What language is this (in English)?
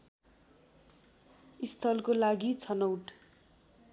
Nepali